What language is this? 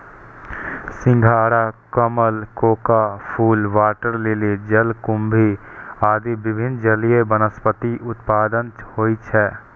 Maithili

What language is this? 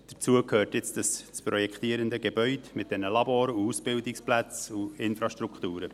Swiss German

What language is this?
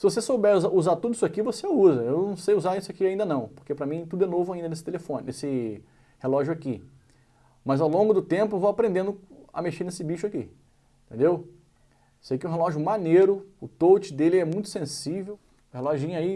Portuguese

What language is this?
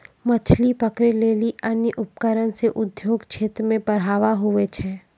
Maithili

